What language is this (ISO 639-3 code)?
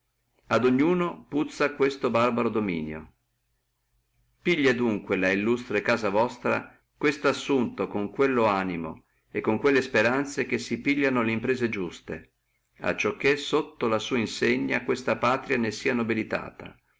ita